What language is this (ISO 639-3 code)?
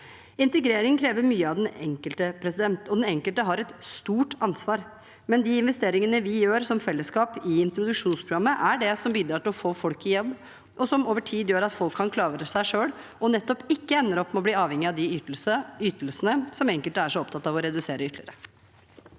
nor